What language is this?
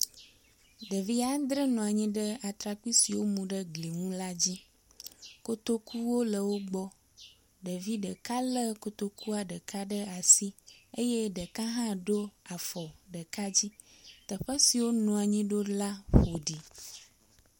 Ewe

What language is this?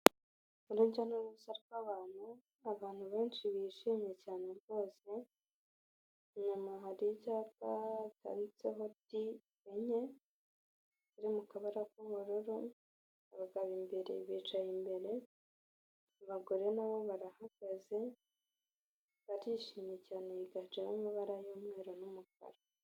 Kinyarwanda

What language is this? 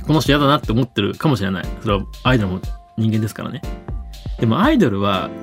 Japanese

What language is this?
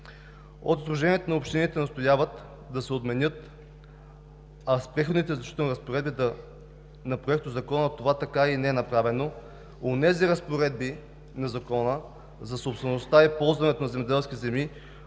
Bulgarian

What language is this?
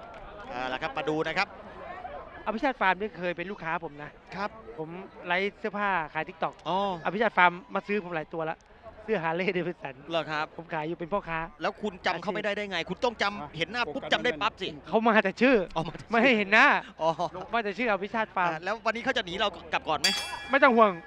Thai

